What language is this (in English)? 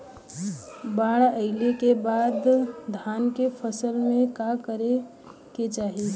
Bhojpuri